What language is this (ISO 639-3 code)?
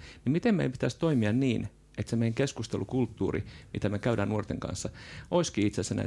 fin